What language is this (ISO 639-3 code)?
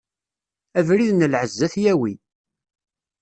kab